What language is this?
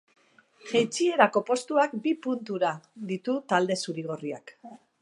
Basque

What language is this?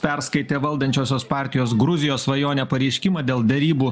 Lithuanian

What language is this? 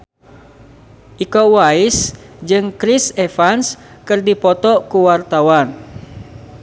Sundanese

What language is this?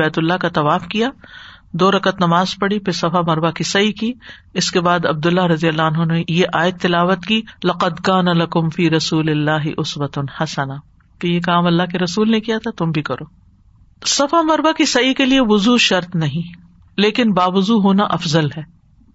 Urdu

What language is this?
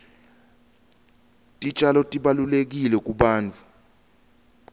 Swati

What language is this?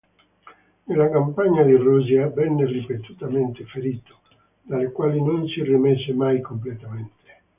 Italian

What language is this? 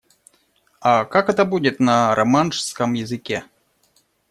Russian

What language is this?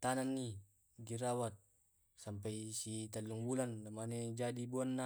Tae'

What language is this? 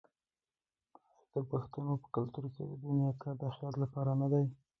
Pashto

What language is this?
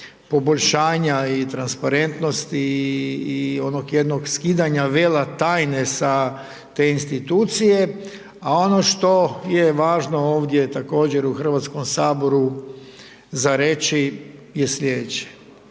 Croatian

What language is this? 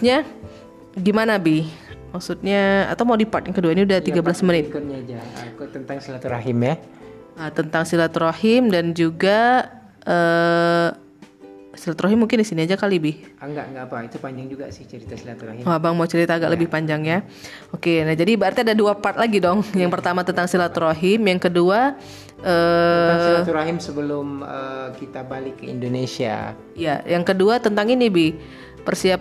Indonesian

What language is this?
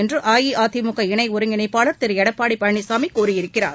Tamil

